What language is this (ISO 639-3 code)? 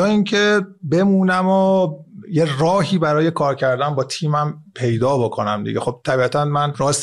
fas